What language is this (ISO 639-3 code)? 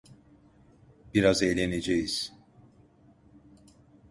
tur